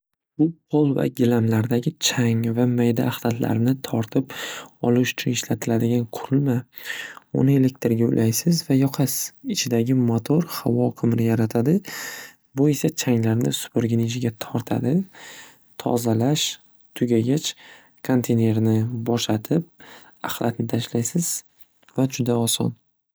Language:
Uzbek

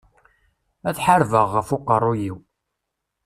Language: Kabyle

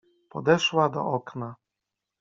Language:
Polish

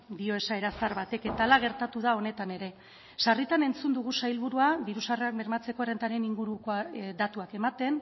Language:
Basque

